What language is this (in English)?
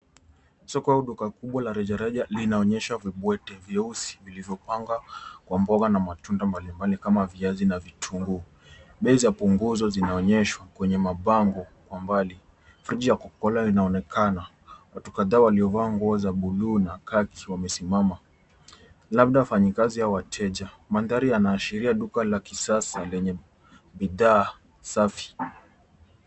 Swahili